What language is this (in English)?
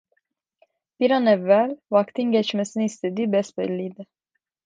Turkish